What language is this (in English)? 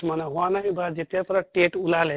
Assamese